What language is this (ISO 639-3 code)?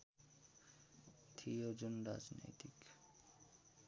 nep